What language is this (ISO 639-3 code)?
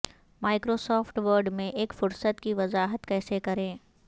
urd